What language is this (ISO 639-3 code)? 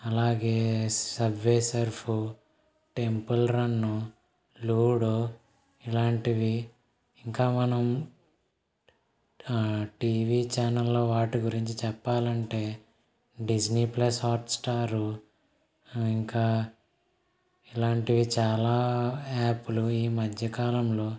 tel